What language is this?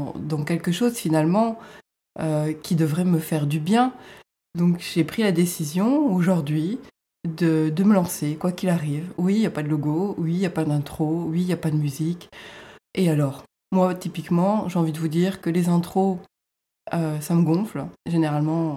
French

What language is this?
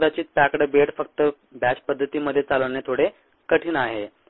Marathi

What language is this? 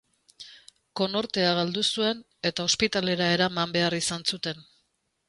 Basque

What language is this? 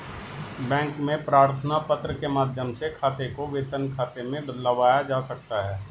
Hindi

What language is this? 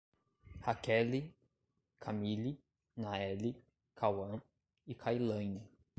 Portuguese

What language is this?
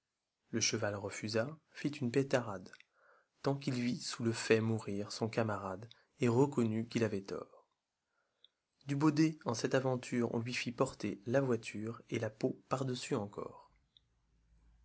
French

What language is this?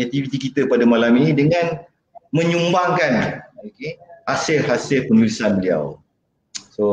Malay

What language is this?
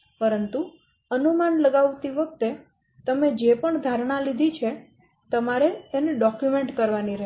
Gujarati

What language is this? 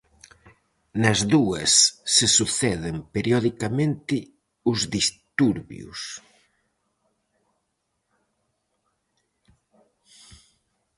Galician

